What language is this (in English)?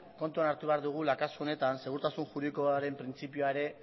Basque